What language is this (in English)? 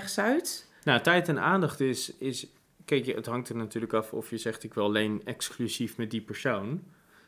Dutch